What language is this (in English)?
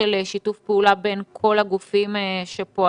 Hebrew